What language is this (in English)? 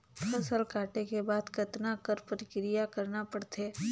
Chhattisgarhi